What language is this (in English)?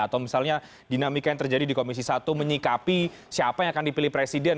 Indonesian